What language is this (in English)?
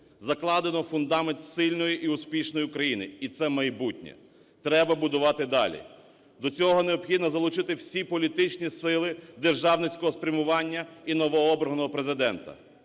Ukrainian